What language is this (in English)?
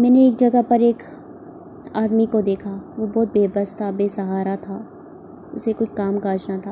Urdu